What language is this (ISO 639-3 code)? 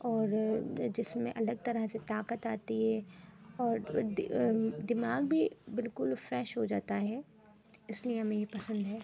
urd